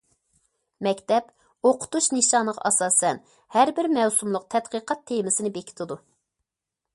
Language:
Uyghur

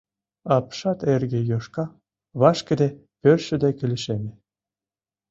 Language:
Mari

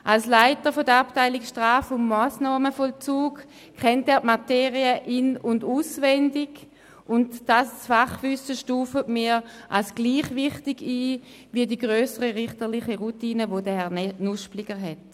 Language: Swiss German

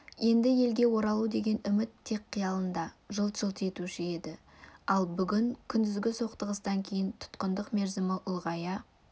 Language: Kazakh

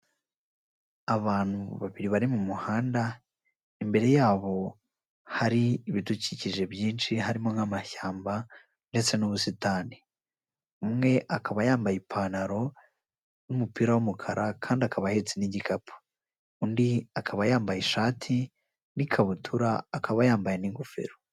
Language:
Kinyarwanda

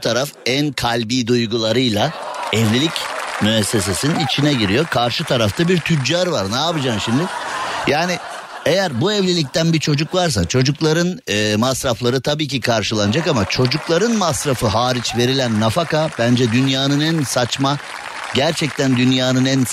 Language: Turkish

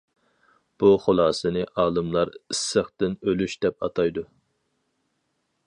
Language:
Uyghur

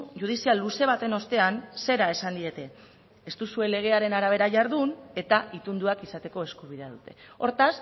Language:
Basque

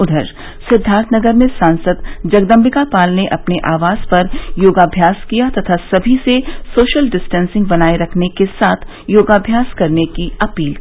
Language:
Hindi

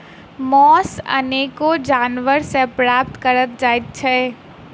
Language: Maithili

